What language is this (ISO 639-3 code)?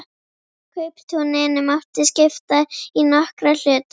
isl